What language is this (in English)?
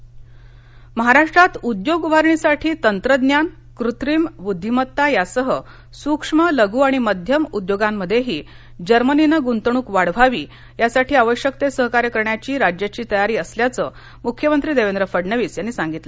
Marathi